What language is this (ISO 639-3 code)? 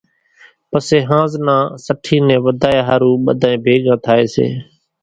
gjk